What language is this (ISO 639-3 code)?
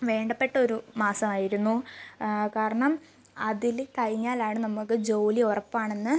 mal